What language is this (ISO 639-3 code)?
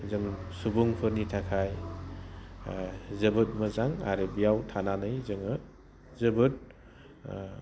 brx